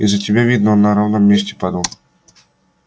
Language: Russian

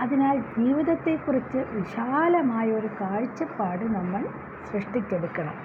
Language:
Malayalam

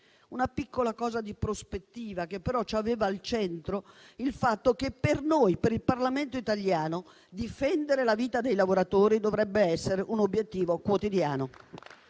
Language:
Italian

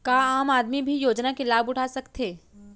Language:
Chhattisgarhi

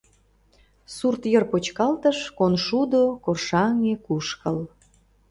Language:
Mari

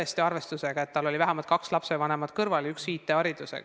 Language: Estonian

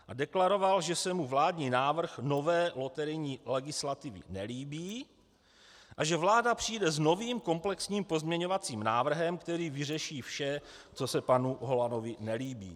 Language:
Czech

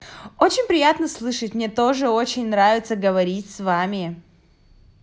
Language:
Russian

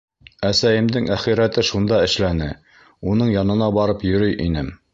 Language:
Bashkir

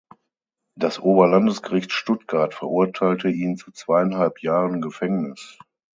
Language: German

